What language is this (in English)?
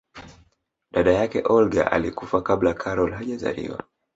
Swahili